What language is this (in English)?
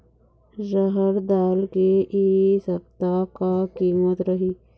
Chhattisgarhi